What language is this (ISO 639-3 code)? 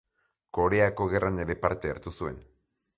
eus